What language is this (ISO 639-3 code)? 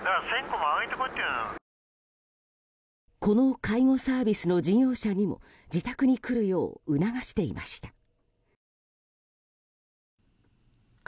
jpn